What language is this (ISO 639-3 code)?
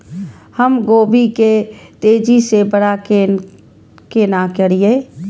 mai